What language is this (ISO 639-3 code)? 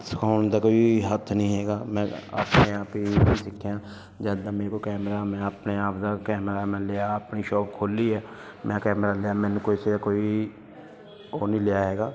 pan